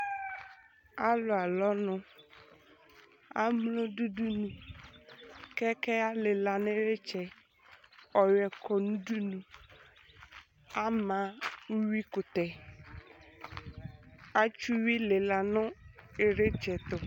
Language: Ikposo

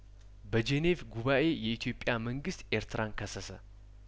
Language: Amharic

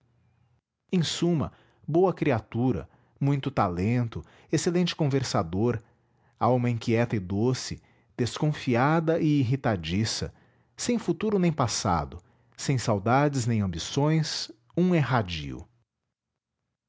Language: Portuguese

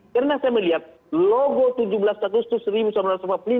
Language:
Indonesian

